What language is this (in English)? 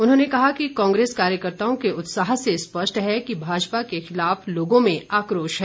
Hindi